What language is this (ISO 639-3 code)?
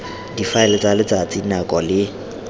tsn